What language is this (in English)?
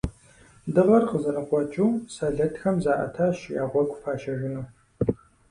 Kabardian